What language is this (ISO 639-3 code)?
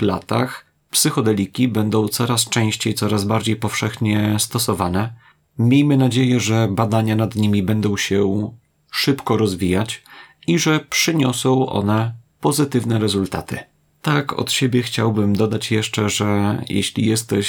pol